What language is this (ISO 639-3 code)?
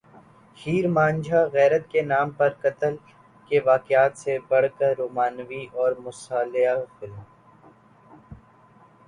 urd